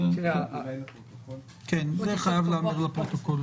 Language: Hebrew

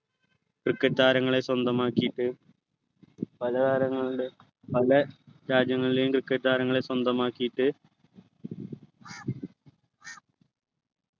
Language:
Malayalam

